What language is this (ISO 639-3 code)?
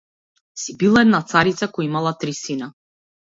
mkd